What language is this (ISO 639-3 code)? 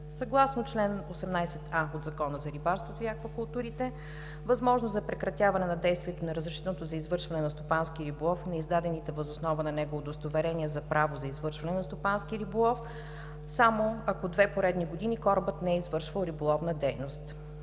bul